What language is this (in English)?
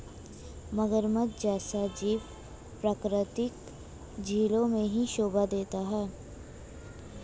Hindi